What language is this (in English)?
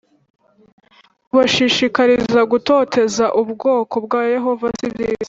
Kinyarwanda